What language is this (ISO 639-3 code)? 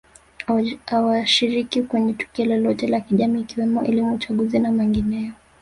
swa